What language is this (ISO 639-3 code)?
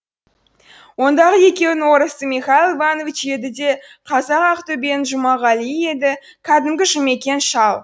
kaz